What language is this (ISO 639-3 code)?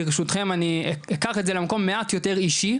heb